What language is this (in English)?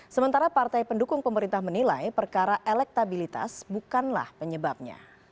Indonesian